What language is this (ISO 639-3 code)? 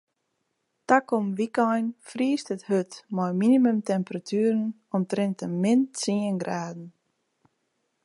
fry